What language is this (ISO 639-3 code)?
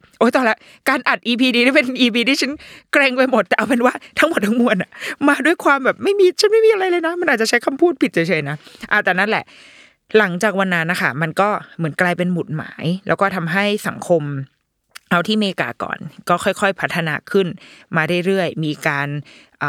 tha